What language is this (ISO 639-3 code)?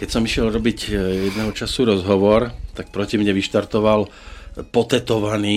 slk